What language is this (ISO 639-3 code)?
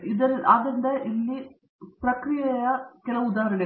kan